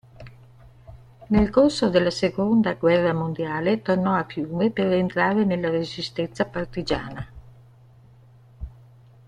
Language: Italian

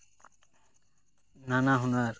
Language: Santali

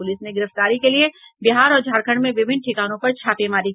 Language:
Hindi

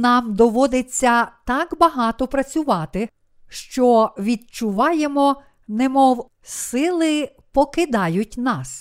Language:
Ukrainian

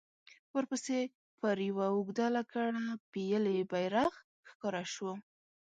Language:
Pashto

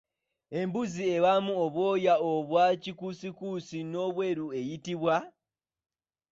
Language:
Ganda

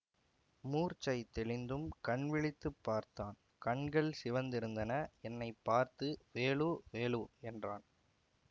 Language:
Tamil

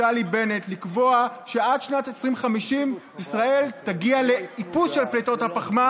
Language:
Hebrew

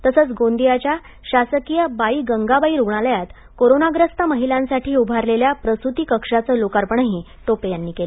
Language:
Marathi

